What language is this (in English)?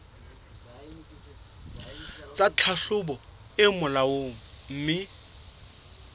Southern Sotho